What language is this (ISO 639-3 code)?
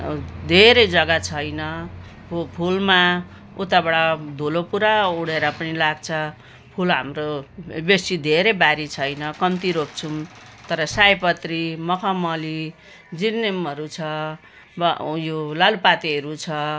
nep